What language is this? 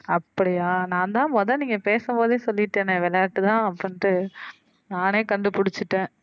Tamil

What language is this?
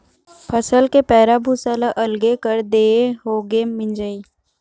Chhattisgarhi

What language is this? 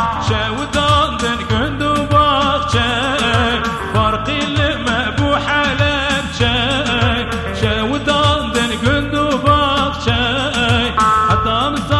Arabic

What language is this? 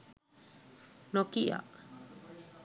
Sinhala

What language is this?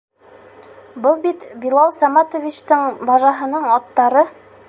Bashkir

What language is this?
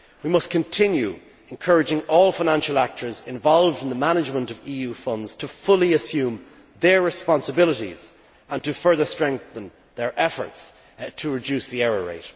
English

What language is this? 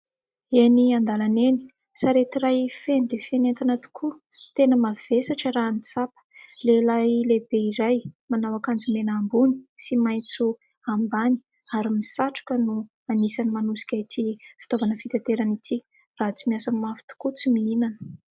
Malagasy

